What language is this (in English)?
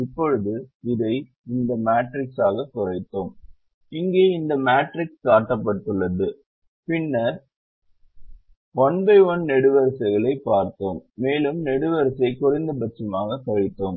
Tamil